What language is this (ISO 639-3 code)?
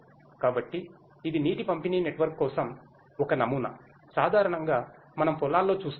tel